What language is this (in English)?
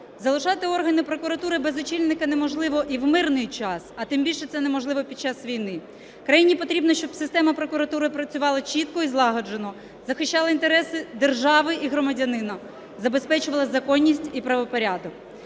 Ukrainian